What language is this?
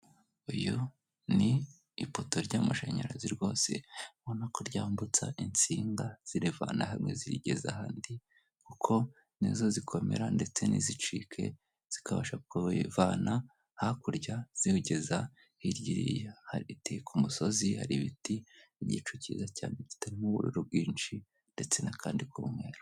Kinyarwanda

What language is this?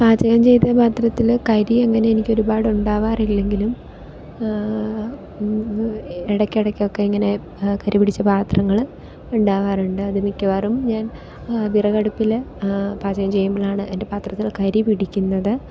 Malayalam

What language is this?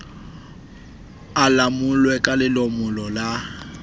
Southern Sotho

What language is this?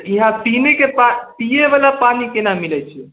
Maithili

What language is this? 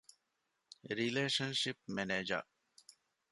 Divehi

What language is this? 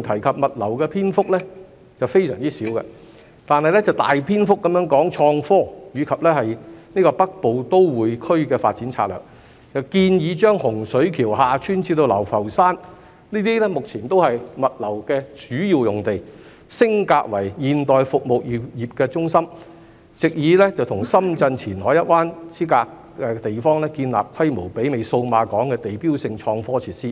Cantonese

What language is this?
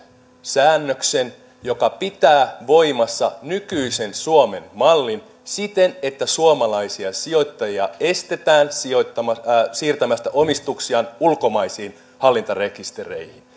Finnish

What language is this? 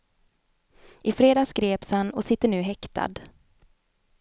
Swedish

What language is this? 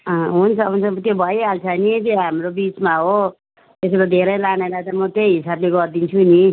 Nepali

